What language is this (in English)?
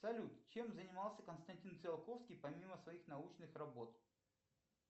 Russian